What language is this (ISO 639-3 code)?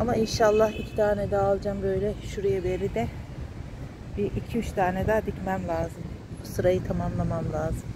tur